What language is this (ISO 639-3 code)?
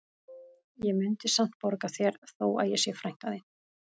isl